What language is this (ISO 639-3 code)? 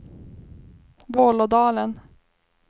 swe